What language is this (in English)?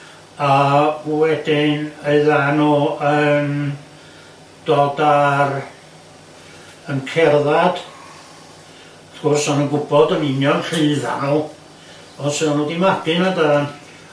Welsh